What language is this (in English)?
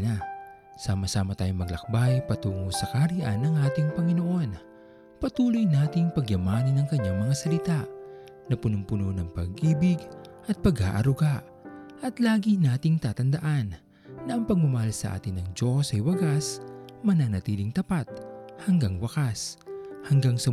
Filipino